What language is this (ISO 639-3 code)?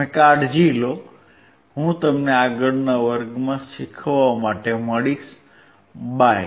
guj